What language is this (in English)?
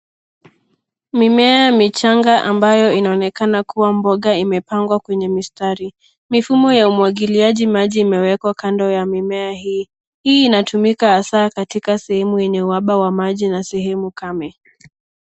Swahili